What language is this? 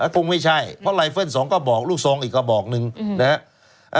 Thai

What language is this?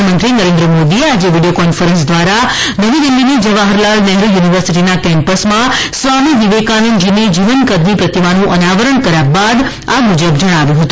Gujarati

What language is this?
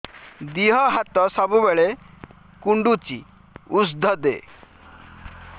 Odia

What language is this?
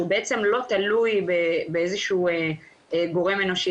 Hebrew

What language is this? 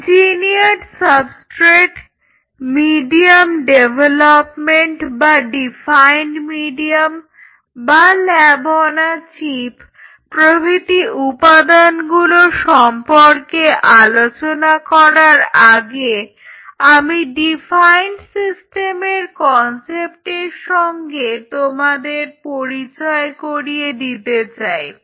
Bangla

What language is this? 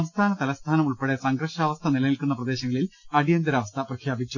Malayalam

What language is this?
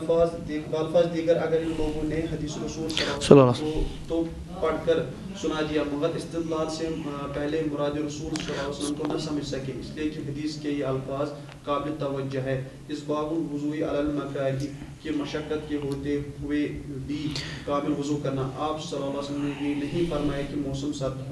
Arabic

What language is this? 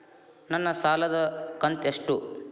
Kannada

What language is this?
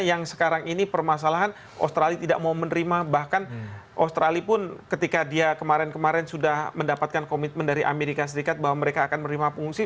Indonesian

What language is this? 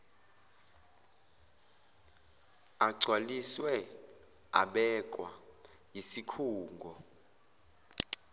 Zulu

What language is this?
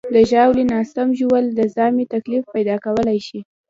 Pashto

